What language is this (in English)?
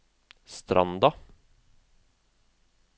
Norwegian